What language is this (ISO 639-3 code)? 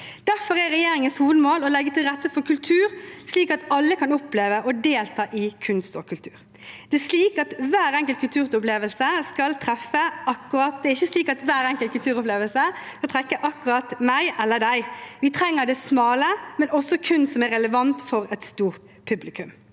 nor